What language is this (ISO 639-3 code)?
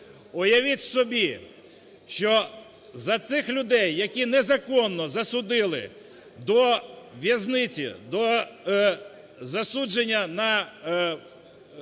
ukr